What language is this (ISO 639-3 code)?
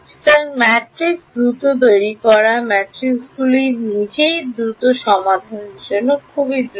ben